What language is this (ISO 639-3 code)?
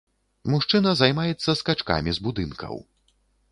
bel